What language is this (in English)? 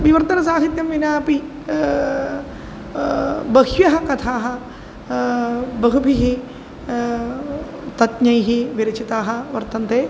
Sanskrit